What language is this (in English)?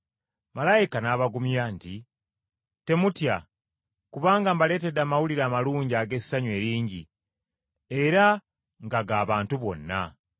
Ganda